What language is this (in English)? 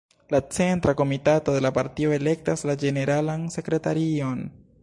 Esperanto